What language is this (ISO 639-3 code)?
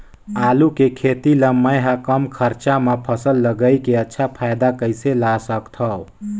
hne